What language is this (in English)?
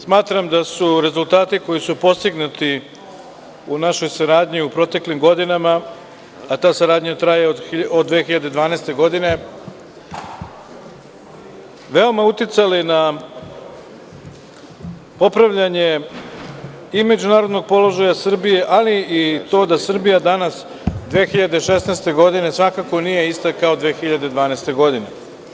Serbian